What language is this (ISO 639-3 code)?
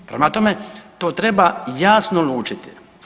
hrv